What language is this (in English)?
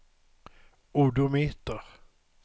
Swedish